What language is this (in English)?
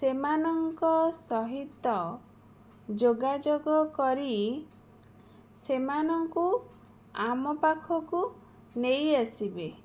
Odia